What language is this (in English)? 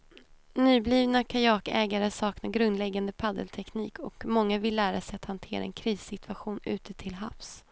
Swedish